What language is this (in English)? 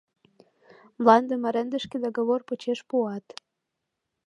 Mari